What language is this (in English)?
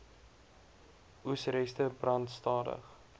Afrikaans